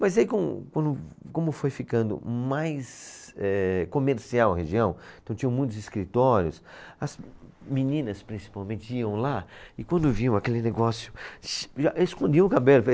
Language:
Portuguese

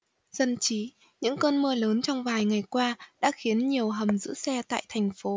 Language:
Vietnamese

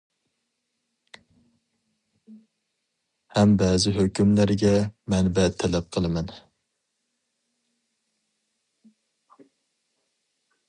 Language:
Uyghur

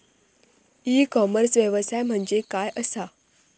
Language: Marathi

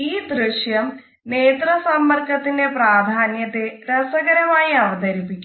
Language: Malayalam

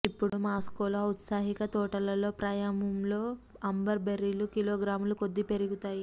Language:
Telugu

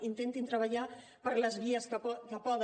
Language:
Catalan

